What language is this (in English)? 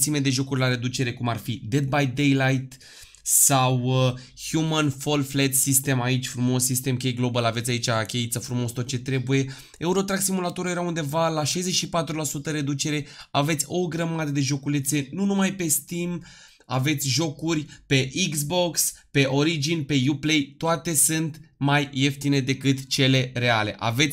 Romanian